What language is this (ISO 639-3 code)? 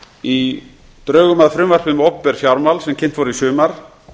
isl